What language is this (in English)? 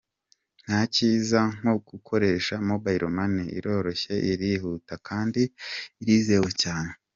Kinyarwanda